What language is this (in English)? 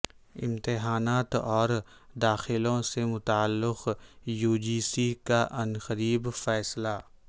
Urdu